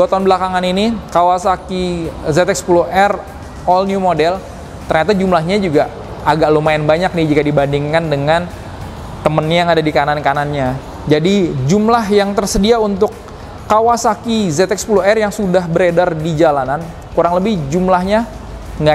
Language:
Indonesian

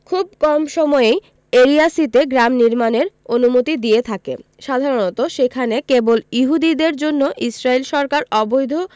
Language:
Bangla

